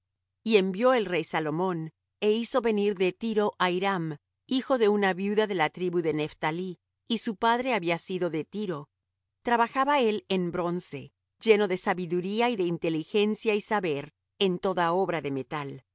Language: Spanish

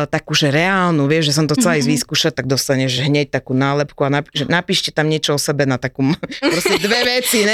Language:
Slovak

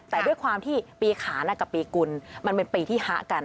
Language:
Thai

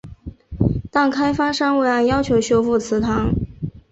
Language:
Chinese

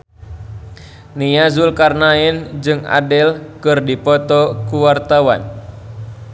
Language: Sundanese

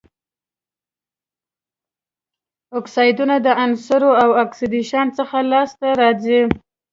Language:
Pashto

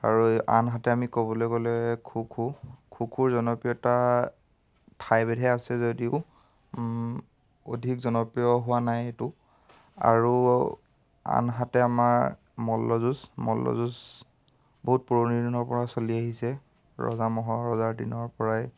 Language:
Assamese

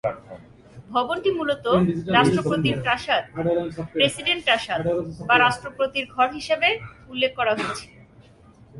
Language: Bangla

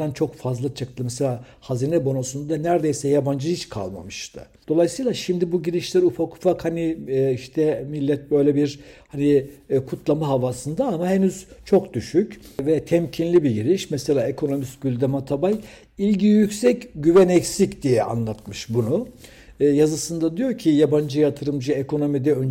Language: Turkish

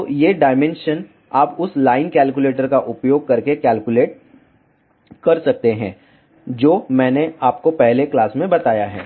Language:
Hindi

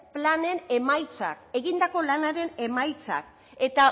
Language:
Basque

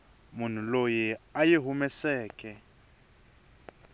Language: Tsonga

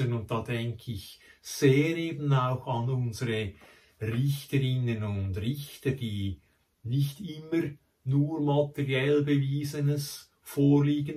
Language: German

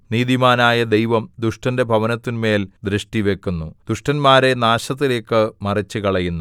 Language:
Malayalam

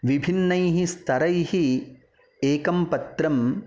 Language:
Sanskrit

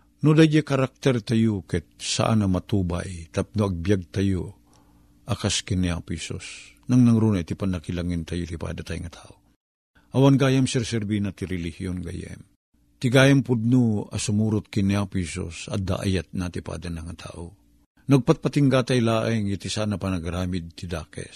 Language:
Filipino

